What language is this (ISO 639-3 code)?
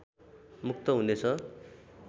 nep